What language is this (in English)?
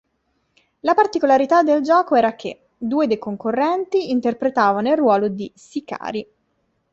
Italian